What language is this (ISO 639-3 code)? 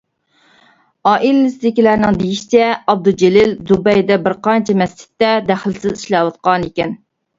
uig